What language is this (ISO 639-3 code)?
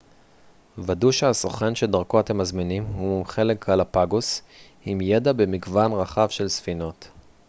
heb